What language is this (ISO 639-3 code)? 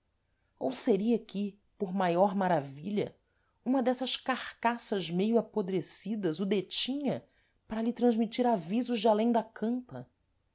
por